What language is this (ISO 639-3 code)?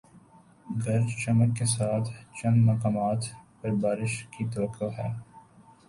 urd